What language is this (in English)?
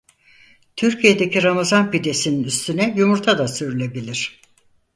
Turkish